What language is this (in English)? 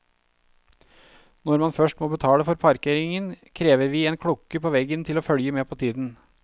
Norwegian